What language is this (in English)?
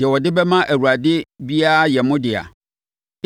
Akan